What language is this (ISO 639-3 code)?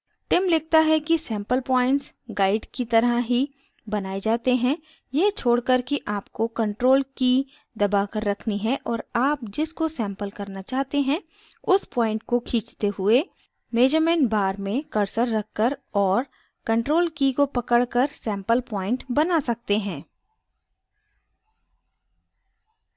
hin